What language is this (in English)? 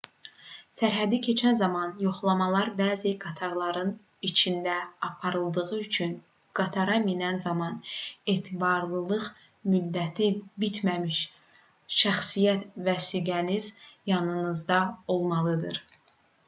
Azerbaijani